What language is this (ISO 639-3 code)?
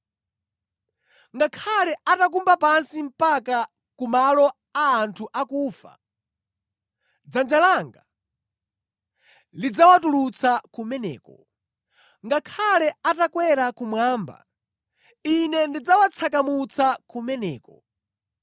nya